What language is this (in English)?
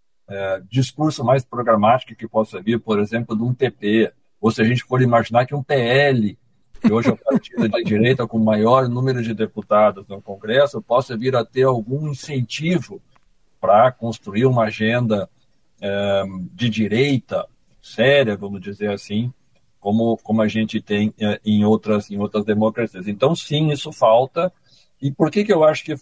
Portuguese